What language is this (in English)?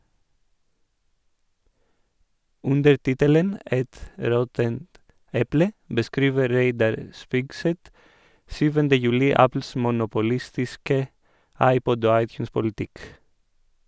Norwegian